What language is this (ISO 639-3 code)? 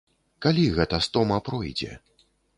bel